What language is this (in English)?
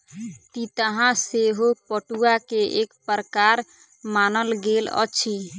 Maithili